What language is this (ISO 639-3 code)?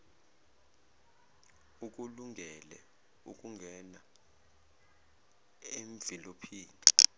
zul